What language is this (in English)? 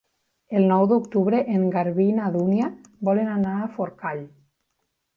Catalan